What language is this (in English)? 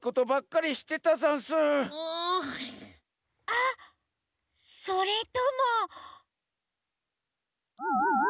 Japanese